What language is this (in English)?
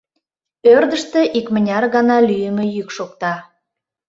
Mari